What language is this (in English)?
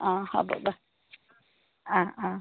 Assamese